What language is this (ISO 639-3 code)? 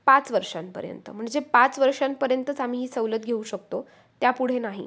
mar